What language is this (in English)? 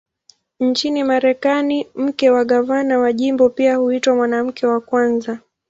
Swahili